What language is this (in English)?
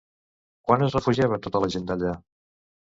Catalan